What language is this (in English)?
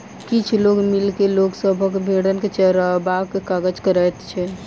Maithili